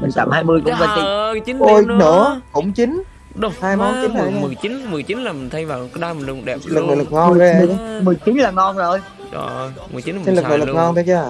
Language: Vietnamese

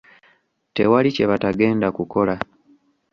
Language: Ganda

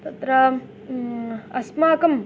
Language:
Sanskrit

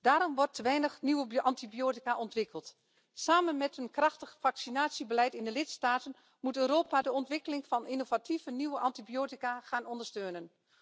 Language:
Dutch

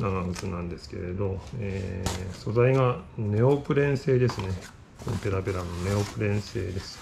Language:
Japanese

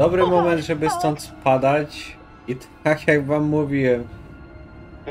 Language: Polish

